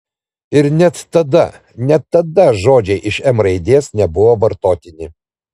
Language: Lithuanian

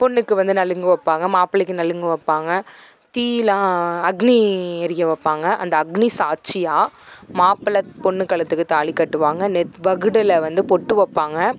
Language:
Tamil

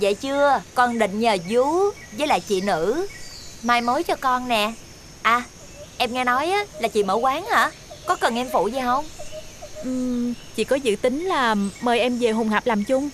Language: Vietnamese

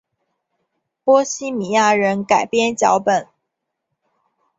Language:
Chinese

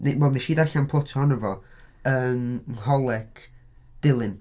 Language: Welsh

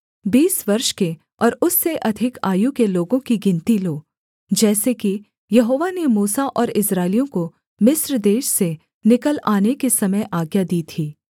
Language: Hindi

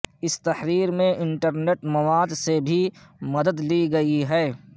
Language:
Urdu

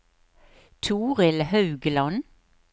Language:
Norwegian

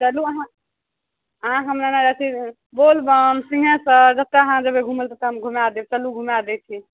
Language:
Maithili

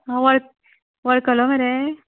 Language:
Konkani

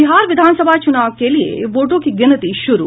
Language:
Hindi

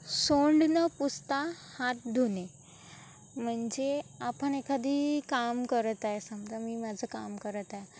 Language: Marathi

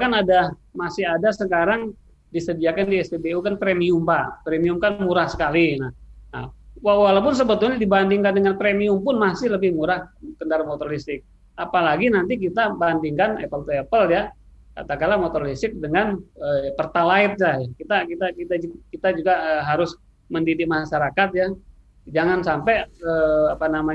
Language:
Indonesian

